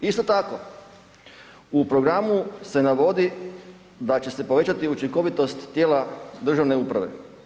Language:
Croatian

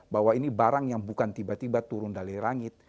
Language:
Indonesian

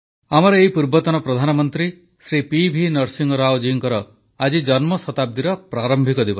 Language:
Odia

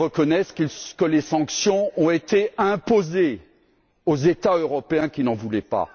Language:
French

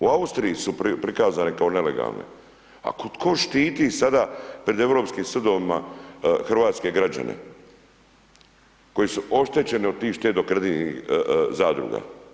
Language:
Croatian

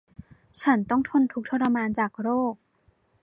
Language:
Thai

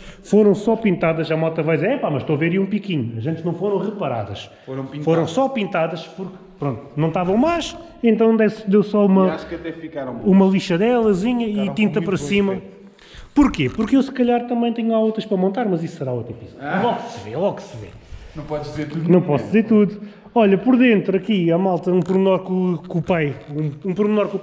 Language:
Portuguese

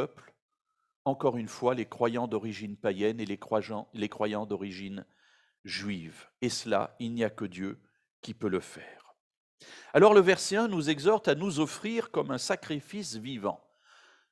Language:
French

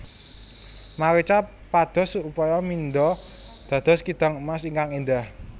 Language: Javanese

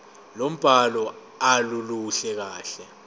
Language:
Zulu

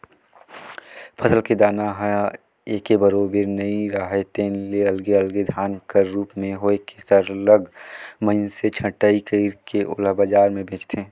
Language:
Chhattisgarhi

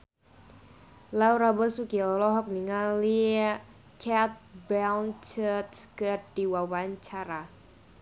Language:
Sundanese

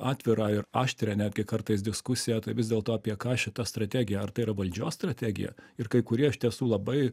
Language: Lithuanian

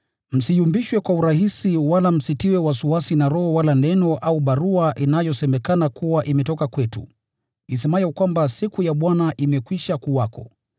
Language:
Swahili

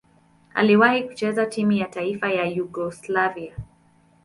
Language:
Swahili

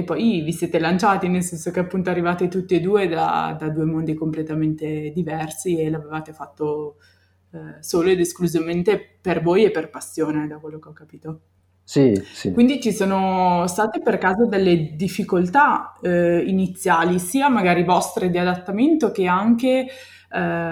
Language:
Italian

